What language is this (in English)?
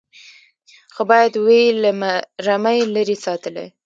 Pashto